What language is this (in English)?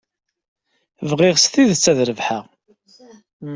Kabyle